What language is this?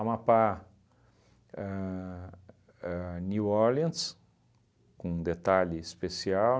Portuguese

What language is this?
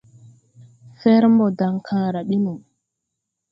Tupuri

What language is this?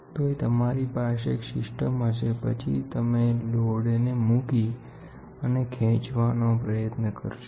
Gujarati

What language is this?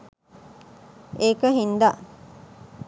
Sinhala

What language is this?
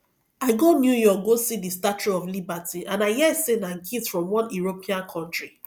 Nigerian Pidgin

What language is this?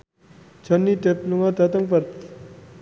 Javanese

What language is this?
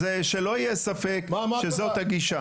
Hebrew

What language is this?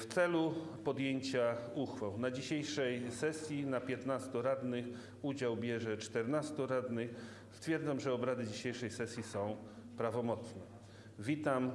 Polish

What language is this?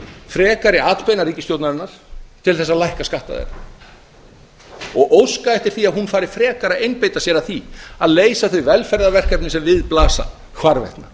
Icelandic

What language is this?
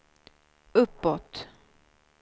Swedish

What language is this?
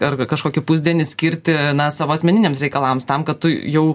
Lithuanian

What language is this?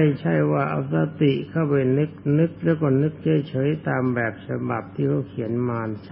Thai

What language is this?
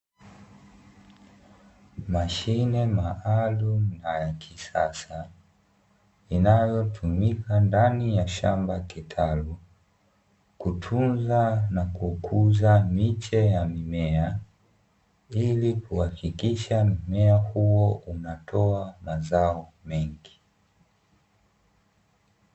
Swahili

